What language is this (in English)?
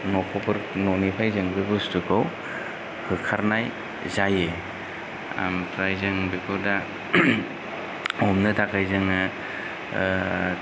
Bodo